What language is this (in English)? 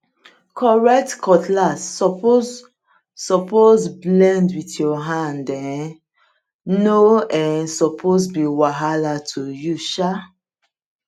Nigerian Pidgin